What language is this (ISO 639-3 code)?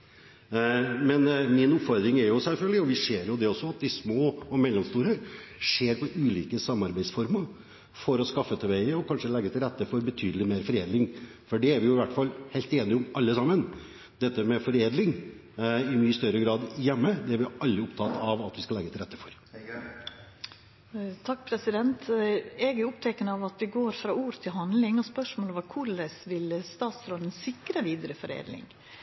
nor